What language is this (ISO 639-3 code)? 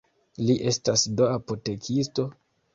epo